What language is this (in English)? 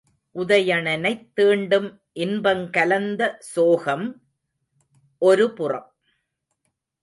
Tamil